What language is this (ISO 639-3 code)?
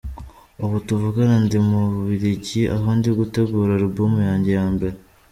kin